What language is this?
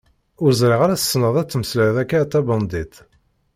Kabyle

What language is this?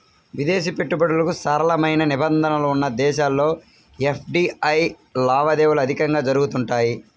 Telugu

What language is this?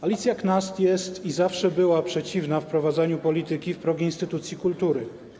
Polish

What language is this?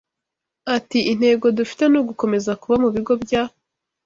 Kinyarwanda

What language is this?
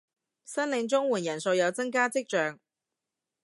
Cantonese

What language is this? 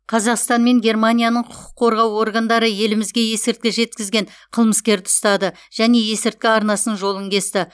Kazakh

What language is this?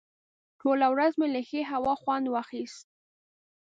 Pashto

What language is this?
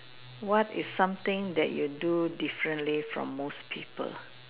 English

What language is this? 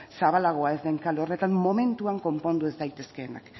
Basque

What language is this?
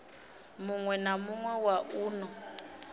Venda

